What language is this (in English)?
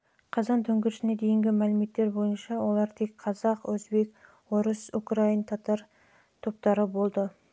Kazakh